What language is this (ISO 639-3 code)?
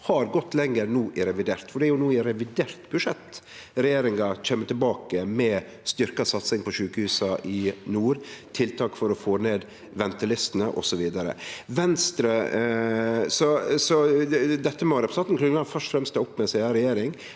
nor